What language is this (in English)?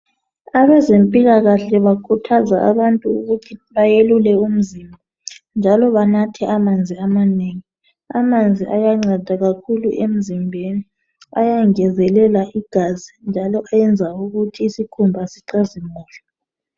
North Ndebele